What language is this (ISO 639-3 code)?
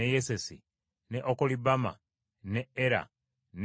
lug